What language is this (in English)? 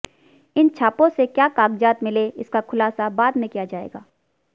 Hindi